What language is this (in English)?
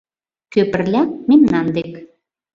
Mari